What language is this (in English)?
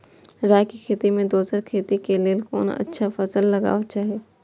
Maithili